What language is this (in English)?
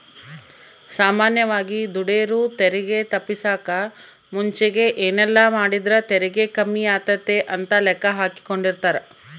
Kannada